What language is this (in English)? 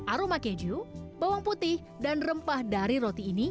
Indonesian